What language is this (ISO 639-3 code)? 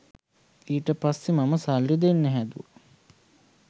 sin